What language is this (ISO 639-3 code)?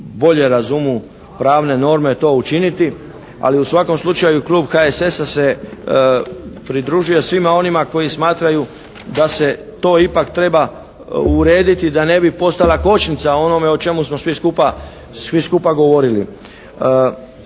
hrv